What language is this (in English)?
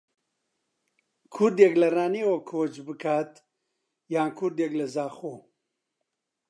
Central Kurdish